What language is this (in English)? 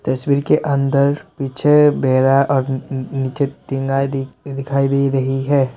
Hindi